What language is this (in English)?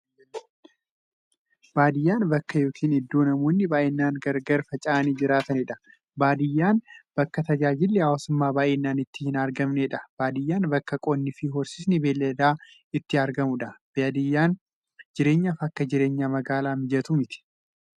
Oromo